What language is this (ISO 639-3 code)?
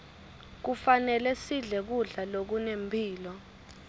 ssw